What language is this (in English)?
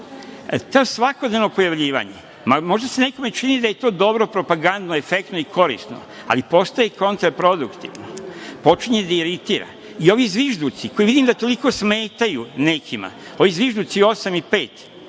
Serbian